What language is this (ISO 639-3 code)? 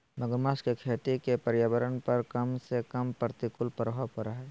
mag